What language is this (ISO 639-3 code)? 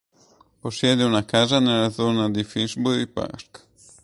ita